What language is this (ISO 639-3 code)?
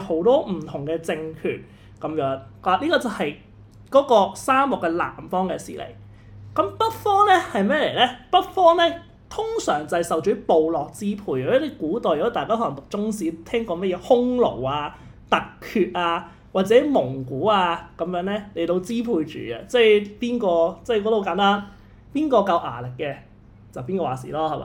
zho